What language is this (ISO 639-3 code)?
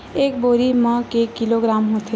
hne